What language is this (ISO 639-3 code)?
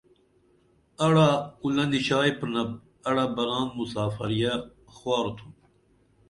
dml